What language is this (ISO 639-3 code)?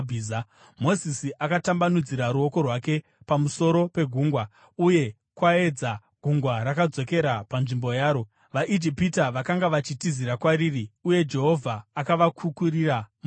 sna